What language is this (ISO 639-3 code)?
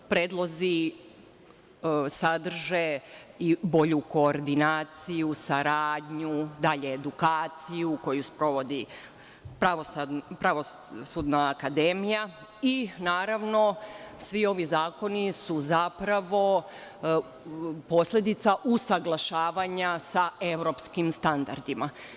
srp